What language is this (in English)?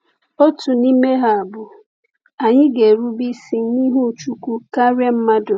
Igbo